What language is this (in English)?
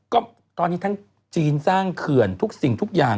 Thai